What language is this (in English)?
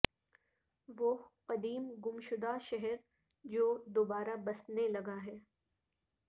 Urdu